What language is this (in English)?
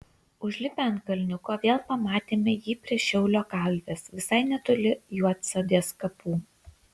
Lithuanian